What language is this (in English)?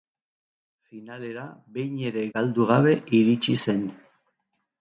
Basque